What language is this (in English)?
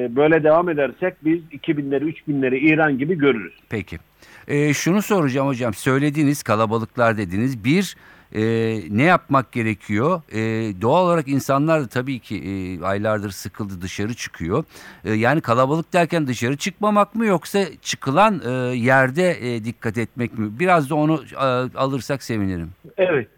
Turkish